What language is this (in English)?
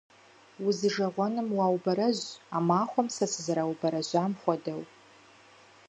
Kabardian